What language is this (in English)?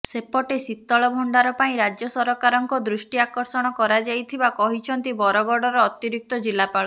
Odia